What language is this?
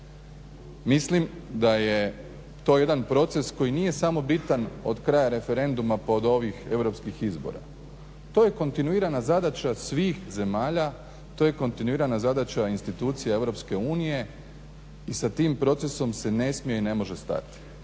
Croatian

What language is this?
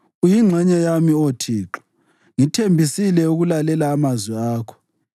North Ndebele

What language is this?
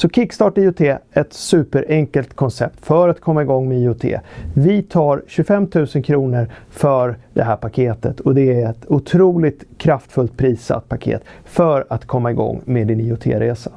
Swedish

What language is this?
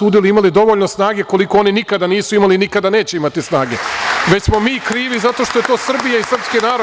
Serbian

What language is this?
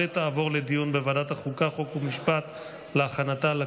Hebrew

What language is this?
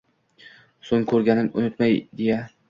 Uzbek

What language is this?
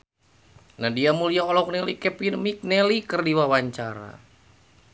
Sundanese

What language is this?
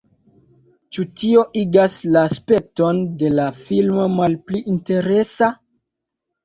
Esperanto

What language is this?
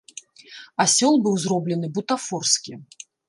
Belarusian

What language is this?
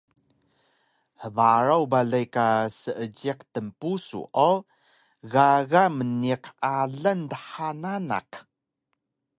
Taroko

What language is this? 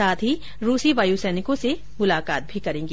Hindi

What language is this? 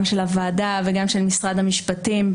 Hebrew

